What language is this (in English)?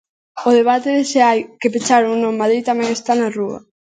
Galician